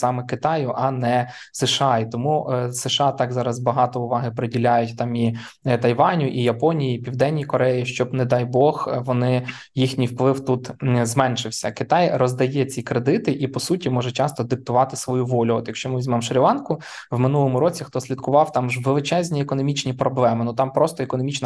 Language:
Ukrainian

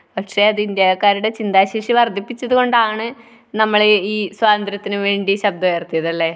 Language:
Malayalam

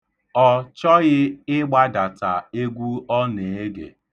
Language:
Igbo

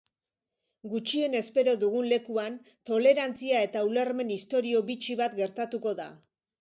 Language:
Basque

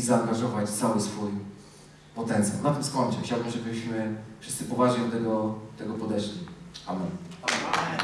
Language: Polish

